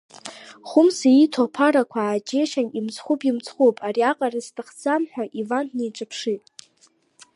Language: Abkhazian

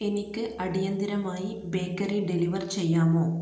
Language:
Malayalam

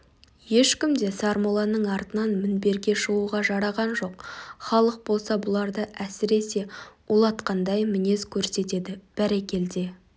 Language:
Kazakh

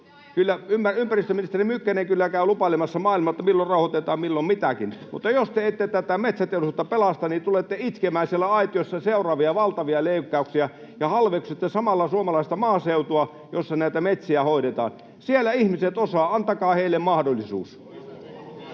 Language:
Finnish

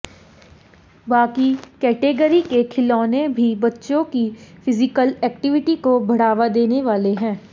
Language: Hindi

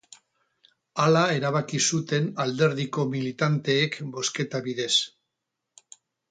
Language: Basque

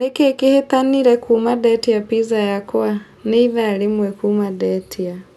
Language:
Kikuyu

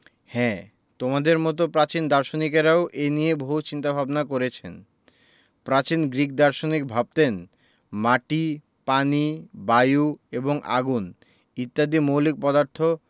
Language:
Bangla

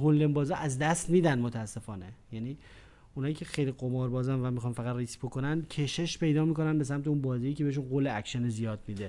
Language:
Persian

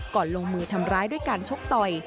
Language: Thai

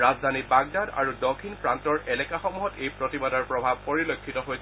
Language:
Assamese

